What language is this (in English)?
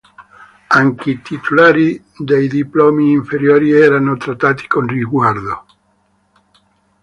Italian